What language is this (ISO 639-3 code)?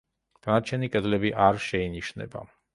kat